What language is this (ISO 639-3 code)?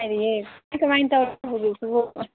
mni